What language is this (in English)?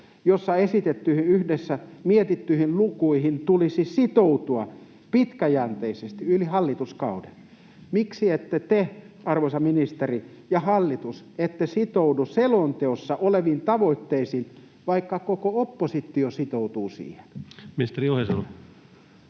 Finnish